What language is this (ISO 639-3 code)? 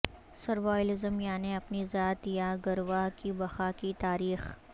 urd